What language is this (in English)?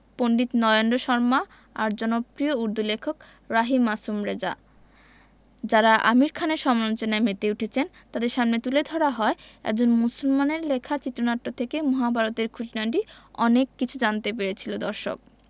Bangla